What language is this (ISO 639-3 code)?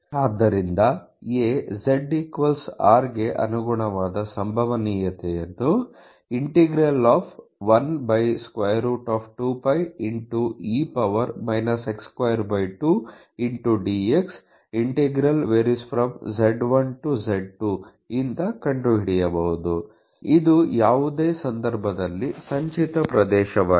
kan